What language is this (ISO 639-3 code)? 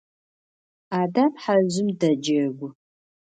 ady